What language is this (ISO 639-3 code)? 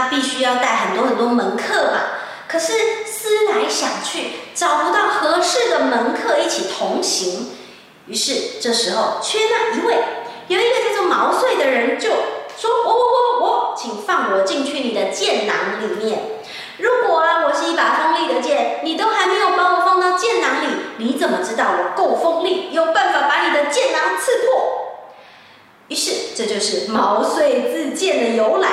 zho